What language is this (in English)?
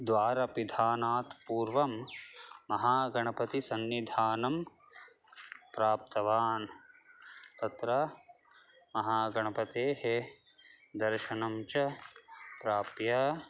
Sanskrit